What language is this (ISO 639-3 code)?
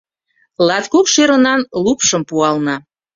chm